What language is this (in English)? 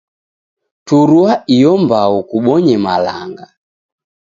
Taita